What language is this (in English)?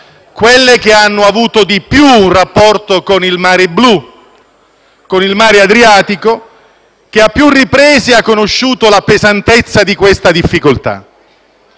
Italian